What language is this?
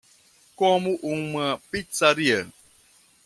Portuguese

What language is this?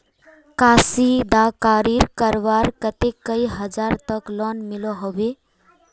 Magahi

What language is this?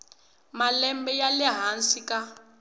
Tsonga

